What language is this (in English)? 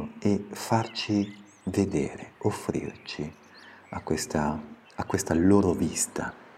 Italian